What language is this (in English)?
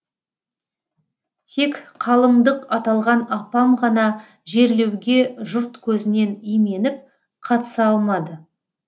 Kazakh